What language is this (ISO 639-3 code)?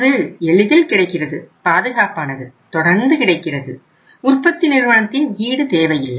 tam